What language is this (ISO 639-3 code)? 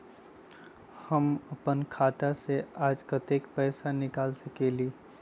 mag